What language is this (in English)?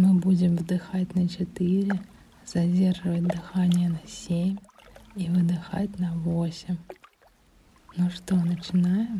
Russian